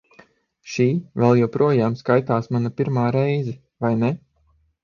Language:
Latvian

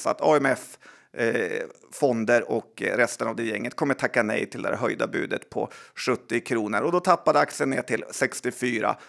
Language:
Swedish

